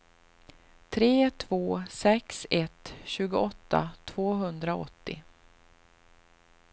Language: Swedish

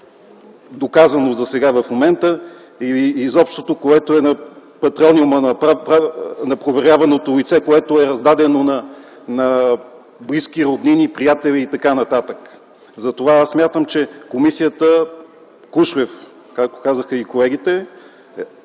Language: Bulgarian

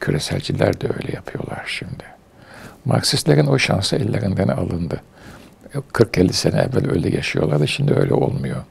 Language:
Turkish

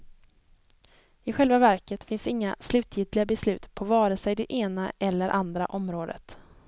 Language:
Swedish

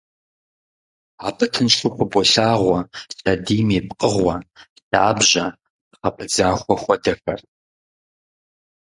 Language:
Kabardian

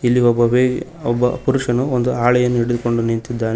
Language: Kannada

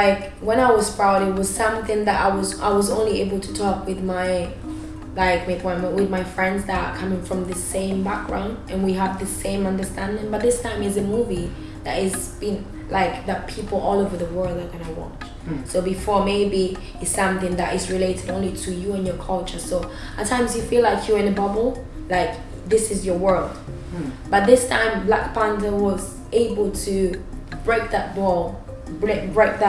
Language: English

